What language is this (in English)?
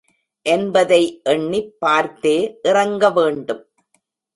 Tamil